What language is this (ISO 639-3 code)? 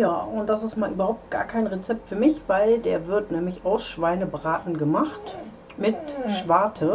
deu